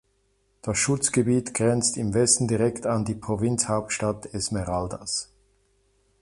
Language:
German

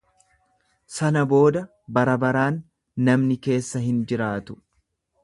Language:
Oromo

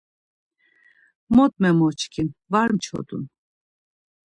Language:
Laz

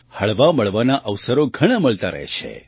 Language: Gujarati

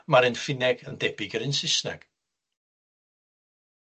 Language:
Welsh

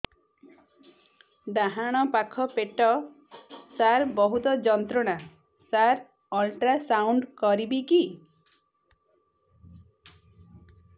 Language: Odia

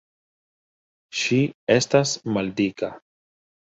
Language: Esperanto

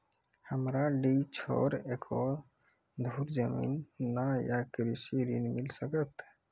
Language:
Maithili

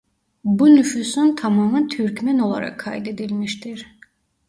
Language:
Turkish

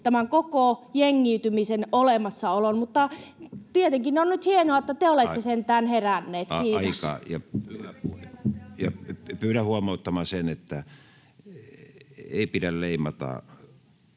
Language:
Finnish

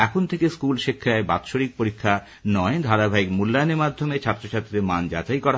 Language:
Bangla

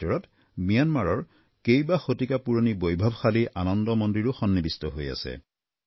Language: Assamese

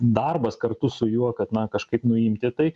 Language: Lithuanian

